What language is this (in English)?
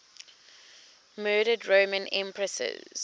English